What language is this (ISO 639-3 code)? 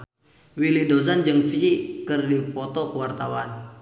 sun